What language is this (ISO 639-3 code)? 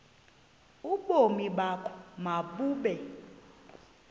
xho